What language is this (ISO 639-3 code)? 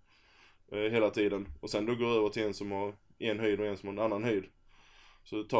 swe